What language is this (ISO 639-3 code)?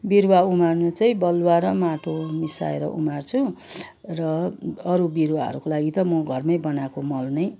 nep